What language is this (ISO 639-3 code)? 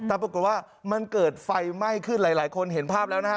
tha